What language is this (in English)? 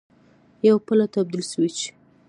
Pashto